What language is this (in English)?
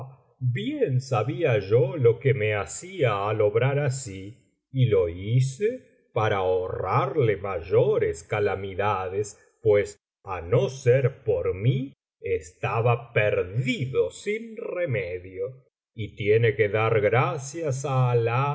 Spanish